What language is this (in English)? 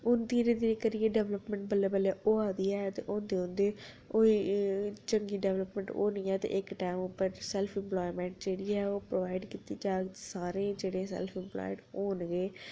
Dogri